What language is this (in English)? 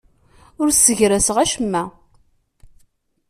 Kabyle